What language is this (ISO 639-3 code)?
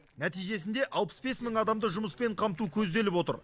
kaz